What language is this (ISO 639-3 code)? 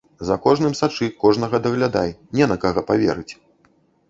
bel